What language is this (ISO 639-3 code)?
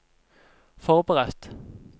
nor